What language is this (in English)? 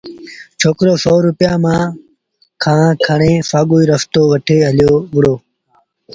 Sindhi Bhil